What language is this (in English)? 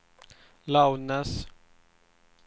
Swedish